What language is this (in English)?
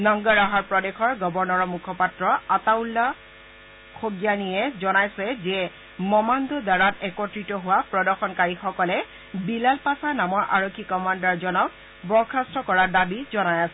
Assamese